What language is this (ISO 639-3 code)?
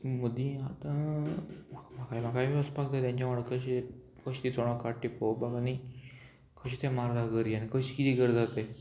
kok